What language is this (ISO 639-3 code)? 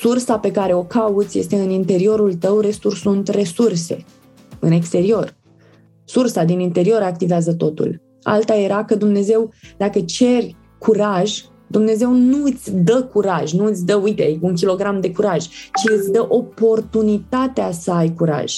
ron